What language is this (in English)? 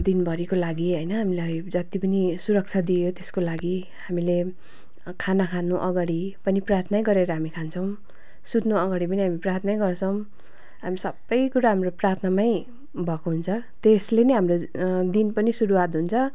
Nepali